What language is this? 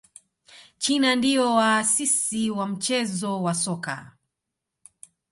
Swahili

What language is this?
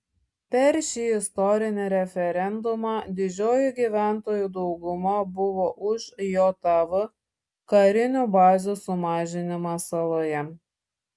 Lithuanian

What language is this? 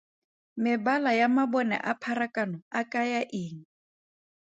Tswana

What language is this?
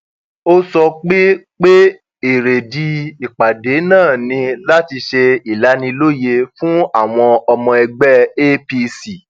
Yoruba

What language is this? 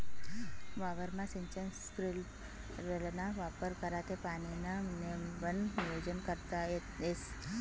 Marathi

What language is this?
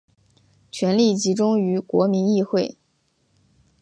Chinese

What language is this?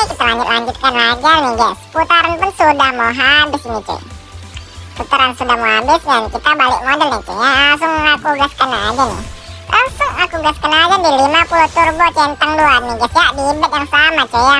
Indonesian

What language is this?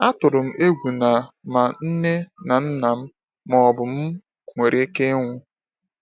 Igbo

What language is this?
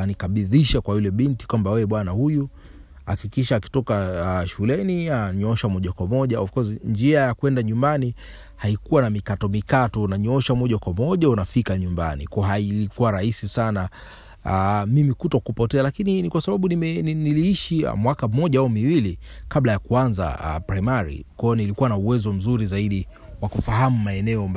Swahili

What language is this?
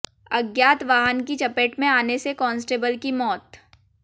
Hindi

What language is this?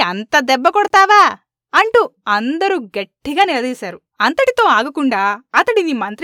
Telugu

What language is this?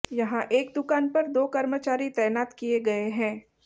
Hindi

